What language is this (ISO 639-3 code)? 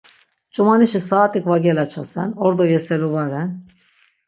lzz